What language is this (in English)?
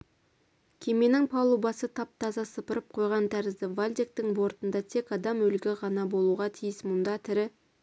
Kazakh